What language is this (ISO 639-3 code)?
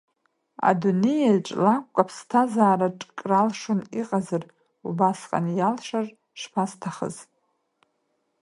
abk